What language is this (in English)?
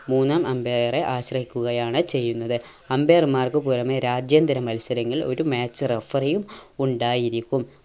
Malayalam